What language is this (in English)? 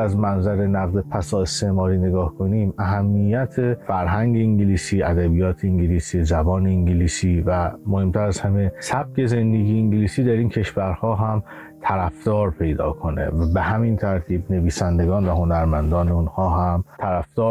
Persian